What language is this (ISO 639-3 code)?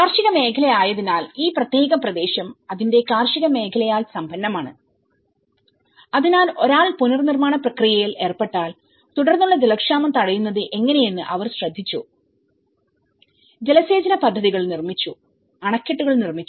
mal